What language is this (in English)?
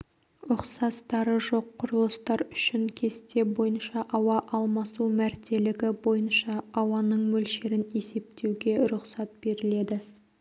Kazakh